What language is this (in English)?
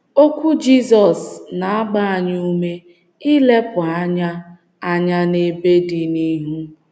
Igbo